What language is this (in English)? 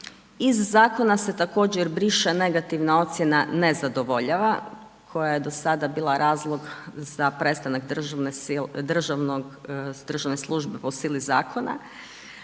Croatian